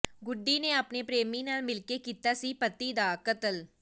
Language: Punjabi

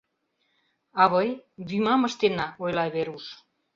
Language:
Mari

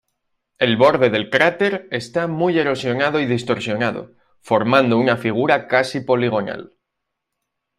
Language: Spanish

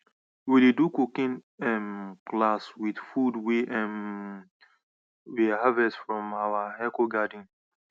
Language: Nigerian Pidgin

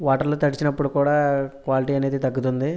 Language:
Telugu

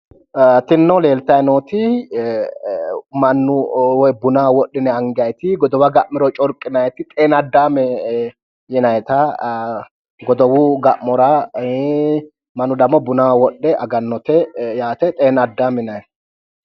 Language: Sidamo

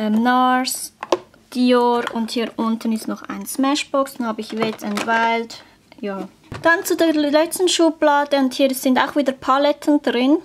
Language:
German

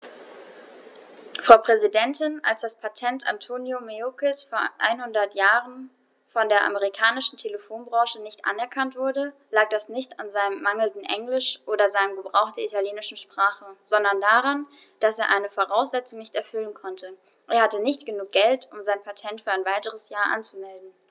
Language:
German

